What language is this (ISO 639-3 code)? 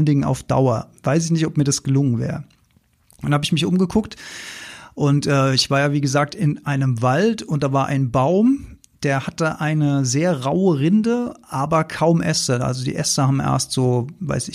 deu